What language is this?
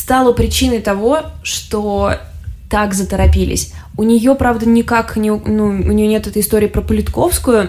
Russian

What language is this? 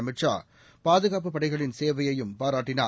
Tamil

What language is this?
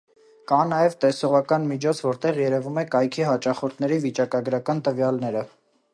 Armenian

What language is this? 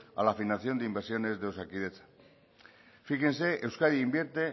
Spanish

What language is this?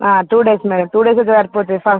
Telugu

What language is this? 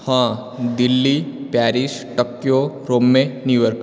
Odia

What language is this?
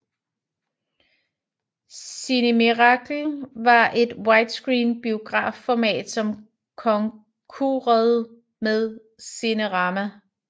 Danish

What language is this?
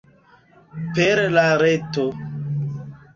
Esperanto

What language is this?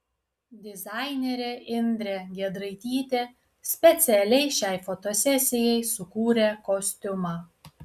Lithuanian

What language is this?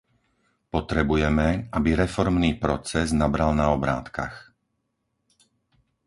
Slovak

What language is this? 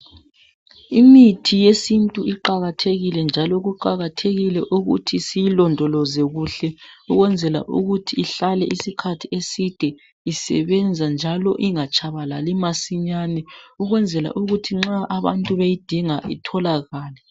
North Ndebele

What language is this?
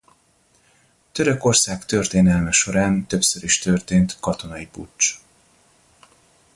Hungarian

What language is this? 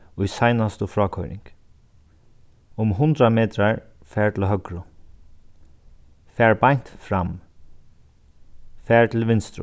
Faroese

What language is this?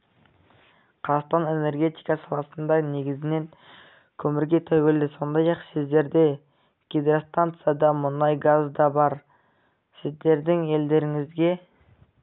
Kazakh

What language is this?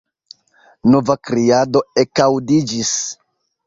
Esperanto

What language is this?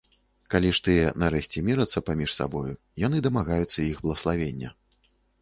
Belarusian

